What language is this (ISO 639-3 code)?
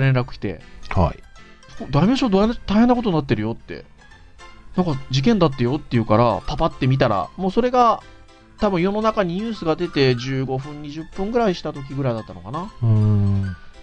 jpn